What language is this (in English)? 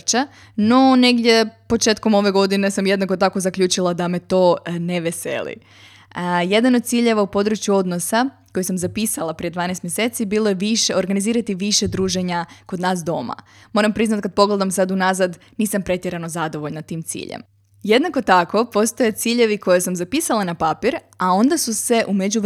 Croatian